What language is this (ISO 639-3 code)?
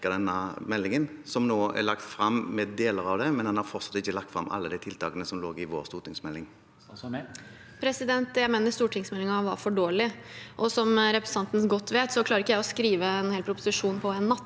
nor